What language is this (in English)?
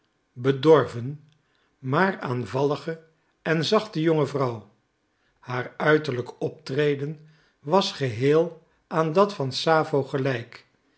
Dutch